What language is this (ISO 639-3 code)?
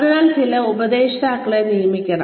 mal